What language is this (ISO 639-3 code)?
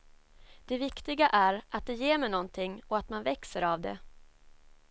swe